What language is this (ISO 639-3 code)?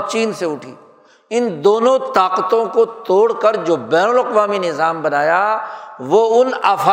urd